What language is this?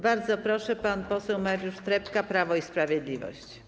Polish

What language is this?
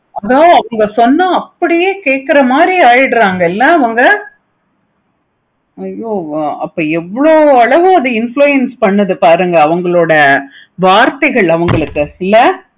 Tamil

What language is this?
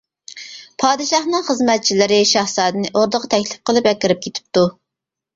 Uyghur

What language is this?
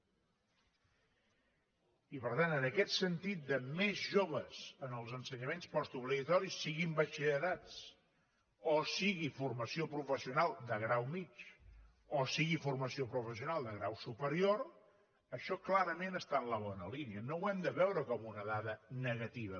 Catalan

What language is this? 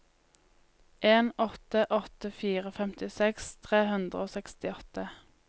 Norwegian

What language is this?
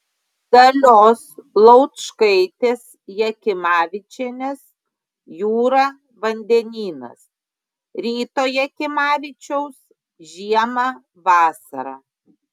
Lithuanian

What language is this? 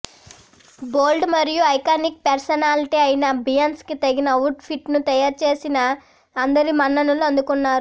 Telugu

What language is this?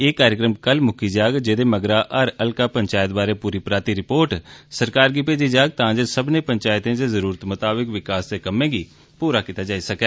Dogri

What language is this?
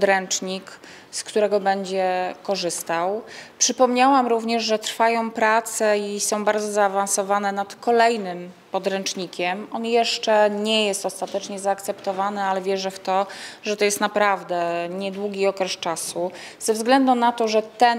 Polish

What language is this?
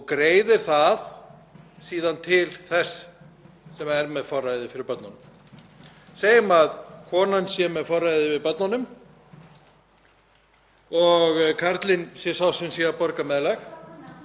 Icelandic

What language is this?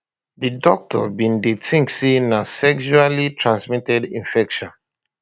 Nigerian Pidgin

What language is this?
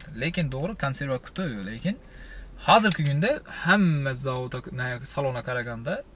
Turkish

